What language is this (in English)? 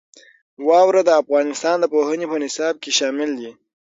Pashto